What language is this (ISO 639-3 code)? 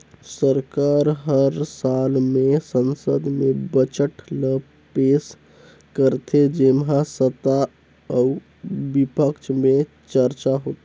hne